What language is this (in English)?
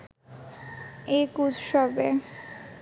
Bangla